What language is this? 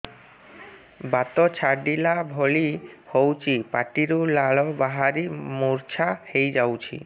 Odia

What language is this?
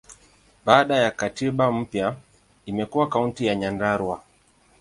Swahili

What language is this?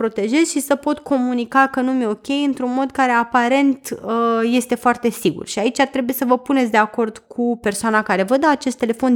Romanian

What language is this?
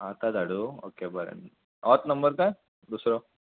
Konkani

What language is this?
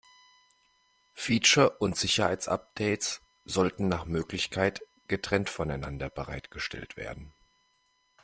German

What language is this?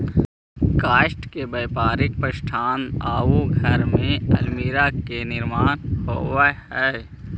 Magahi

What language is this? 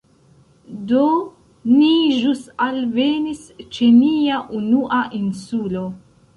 Esperanto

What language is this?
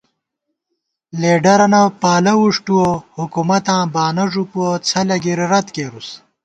Gawar-Bati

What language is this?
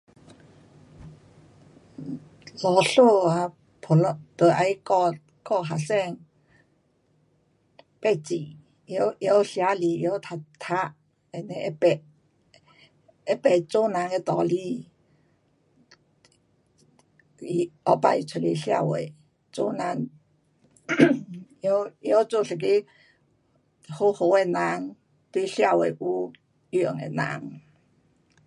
Pu-Xian Chinese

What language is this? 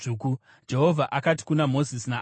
Shona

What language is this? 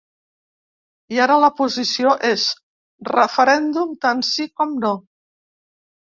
Catalan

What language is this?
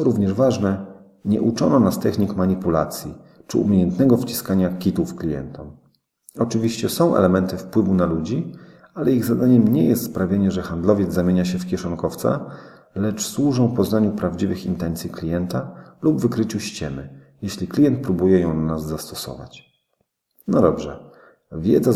Polish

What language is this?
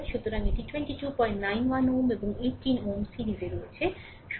Bangla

